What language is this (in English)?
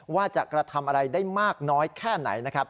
Thai